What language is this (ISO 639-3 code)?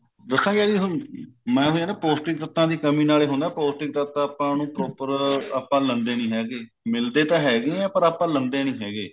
pan